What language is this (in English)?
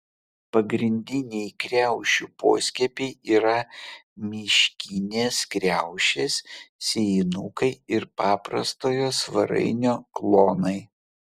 Lithuanian